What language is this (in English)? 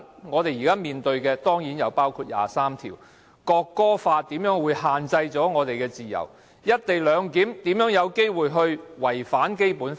Cantonese